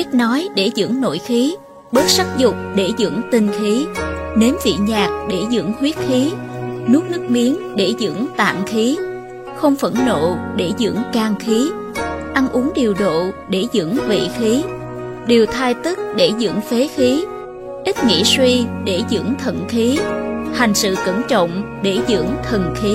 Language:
Vietnamese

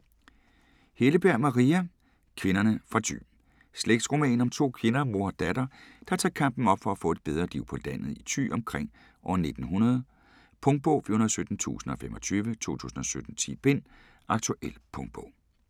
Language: Danish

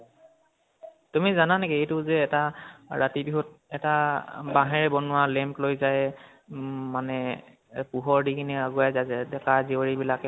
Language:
Assamese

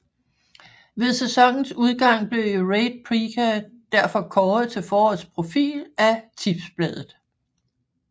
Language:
Danish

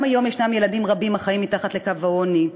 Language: Hebrew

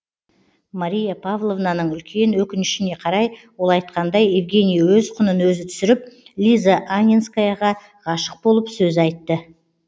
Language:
Kazakh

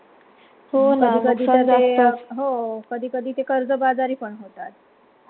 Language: Marathi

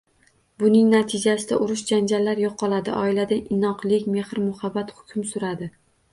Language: Uzbek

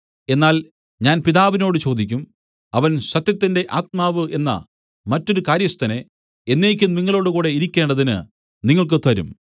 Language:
Malayalam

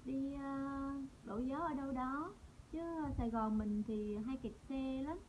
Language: Vietnamese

